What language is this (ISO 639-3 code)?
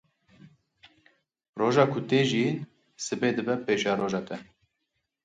kur